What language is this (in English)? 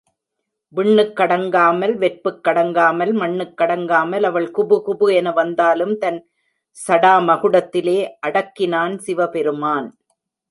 Tamil